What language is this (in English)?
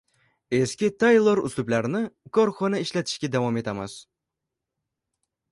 Uzbek